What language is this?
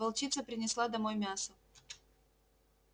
Russian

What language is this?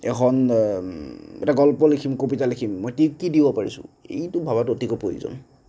Assamese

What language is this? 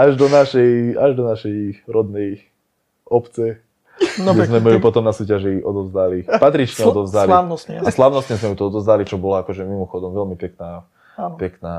Slovak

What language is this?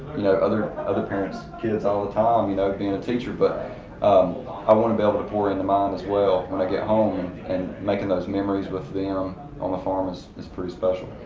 English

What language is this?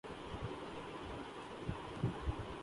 Urdu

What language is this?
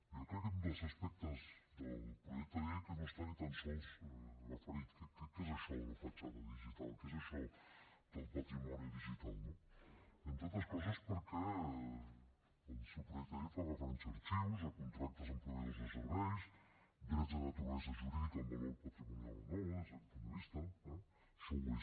Catalan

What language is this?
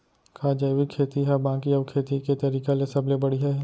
Chhattisgarhi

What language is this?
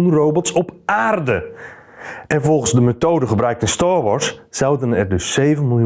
Dutch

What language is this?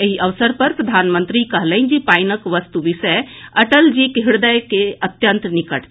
Maithili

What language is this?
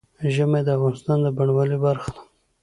Pashto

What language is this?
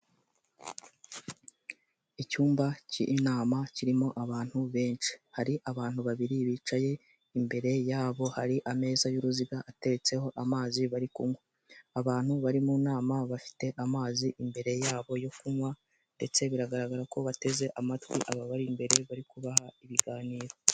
Kinyarwanda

